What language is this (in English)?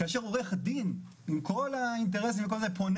Hebrew